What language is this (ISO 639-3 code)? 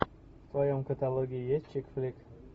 rus